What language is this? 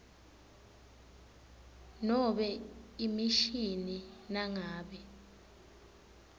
Swati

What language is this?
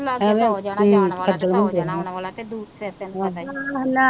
Punjabi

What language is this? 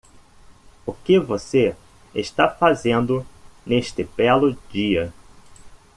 Portuguese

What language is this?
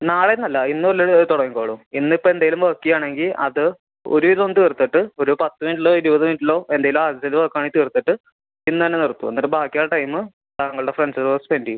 Malayalam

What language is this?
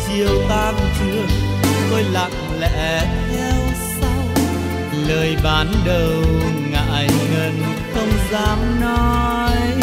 Vietnamese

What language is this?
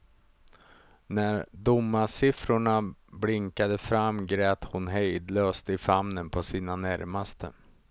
Swedish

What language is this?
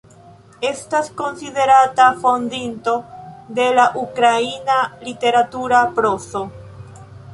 Esperanto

